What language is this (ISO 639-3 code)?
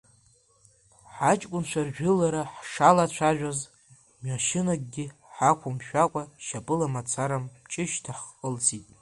abk